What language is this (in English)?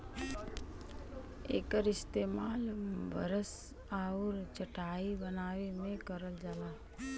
Bhojpuri